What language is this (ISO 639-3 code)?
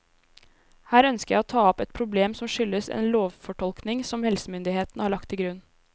nor